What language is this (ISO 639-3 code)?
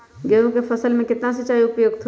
mag